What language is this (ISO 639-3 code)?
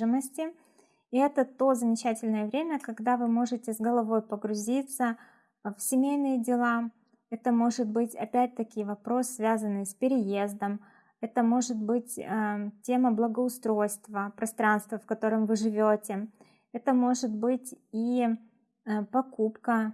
rus